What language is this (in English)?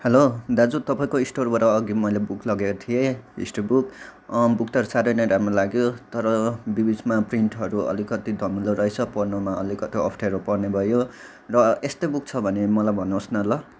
Nepali